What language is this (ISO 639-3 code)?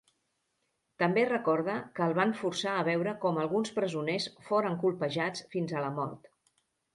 cat